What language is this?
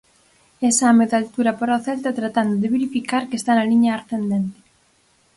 Galician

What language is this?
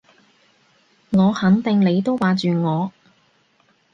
Cantonese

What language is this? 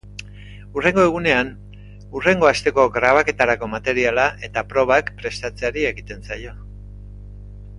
Basque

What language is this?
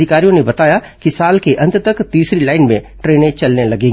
Hindi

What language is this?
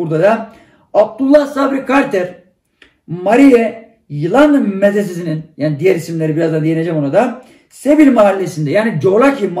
Turkish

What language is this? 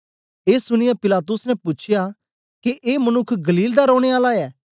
Dogri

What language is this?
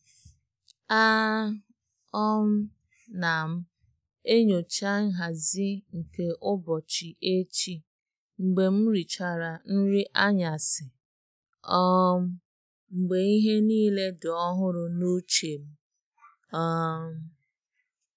Igbo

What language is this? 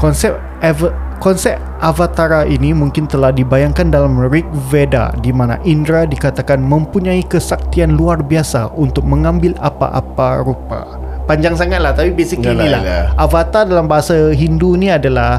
Malay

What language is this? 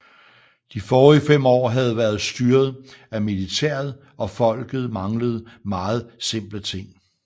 Danish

